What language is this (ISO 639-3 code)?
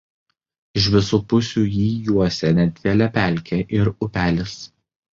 lit